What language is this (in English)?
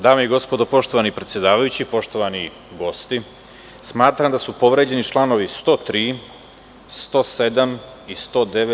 Serbian